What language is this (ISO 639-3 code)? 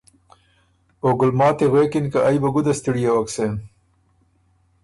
oru